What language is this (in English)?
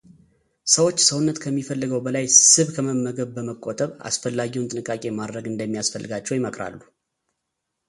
Amharic